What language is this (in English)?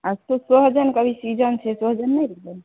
Maithili